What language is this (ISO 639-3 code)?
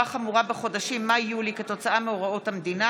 heb